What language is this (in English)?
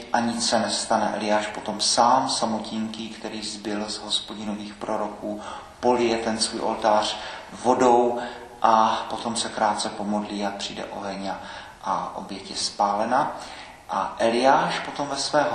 Czech